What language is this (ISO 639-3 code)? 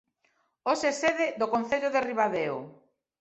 glg